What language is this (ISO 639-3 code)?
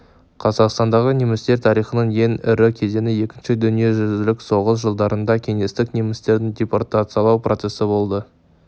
kaz